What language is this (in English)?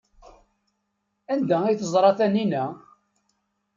Kabyle